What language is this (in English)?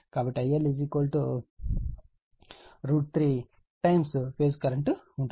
Telugu